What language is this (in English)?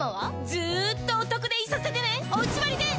Japanese